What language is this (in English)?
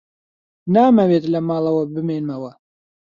Central Kurdish